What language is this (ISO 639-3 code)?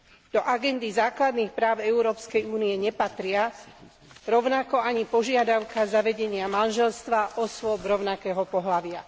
slk